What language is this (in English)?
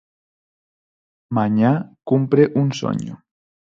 Galician